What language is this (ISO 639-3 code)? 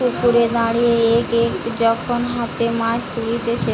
ben